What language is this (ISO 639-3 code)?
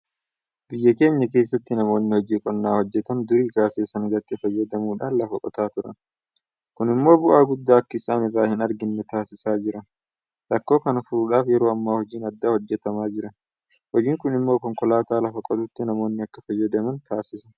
orm